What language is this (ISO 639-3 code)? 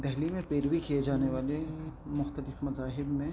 urd